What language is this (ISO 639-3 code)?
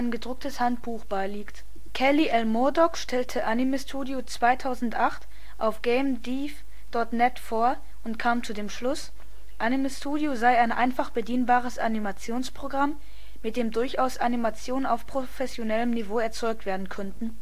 deu